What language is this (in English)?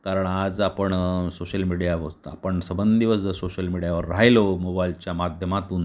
Marathi